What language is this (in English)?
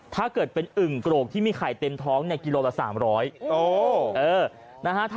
Thai